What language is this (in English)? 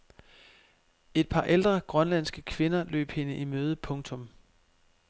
Danish